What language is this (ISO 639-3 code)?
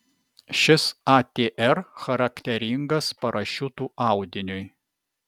lit